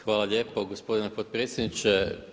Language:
Croatian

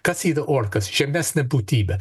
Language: Lithuanian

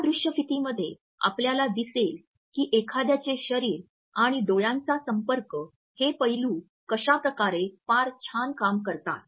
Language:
Marathi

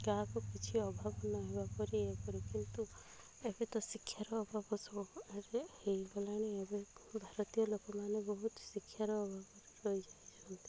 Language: Odia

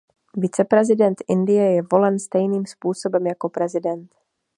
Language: Czech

